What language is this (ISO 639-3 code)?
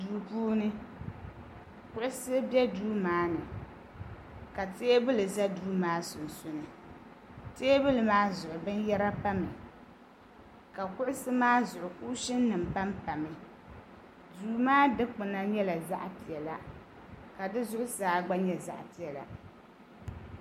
dag